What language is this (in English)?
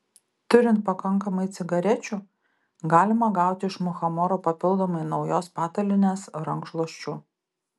Lithuanian